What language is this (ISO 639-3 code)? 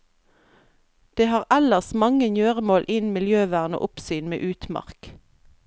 nor